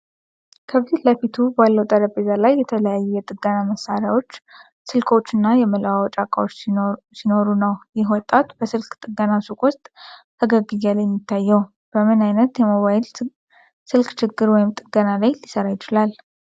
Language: Amharic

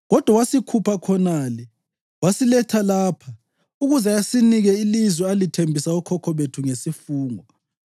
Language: North Ndebele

